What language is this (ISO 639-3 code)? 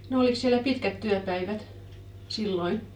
fin